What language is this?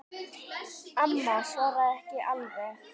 Icelandic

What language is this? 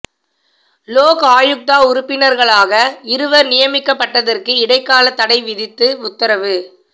Tamil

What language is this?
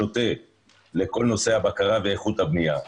Hebrew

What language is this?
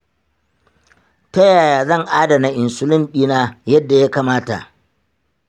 Hausa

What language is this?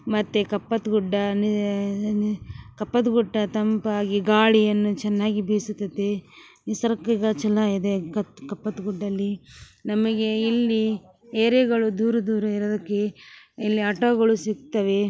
Kannada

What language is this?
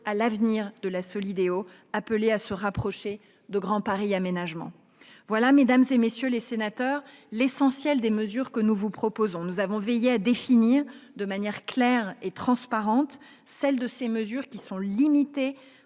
French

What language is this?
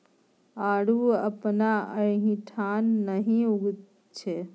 Maithili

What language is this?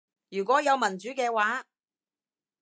Cantonese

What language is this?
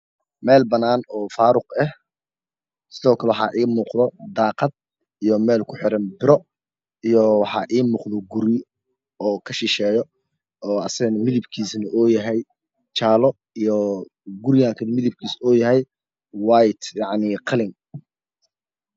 Somali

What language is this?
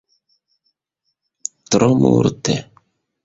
Esperanto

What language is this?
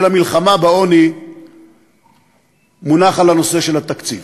Hebrew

